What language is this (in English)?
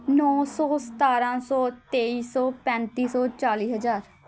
Punjabi